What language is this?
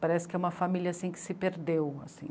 Portuguese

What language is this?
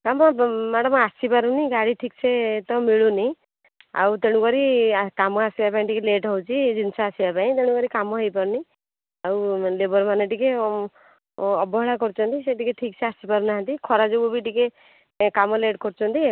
Odia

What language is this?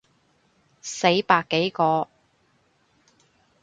Cantonese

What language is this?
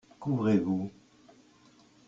French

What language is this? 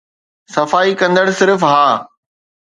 Sindhi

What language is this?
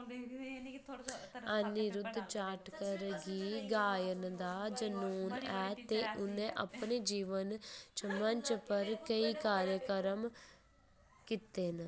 Dogri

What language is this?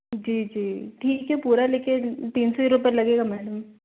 Hindi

